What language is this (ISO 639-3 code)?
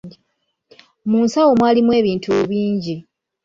lug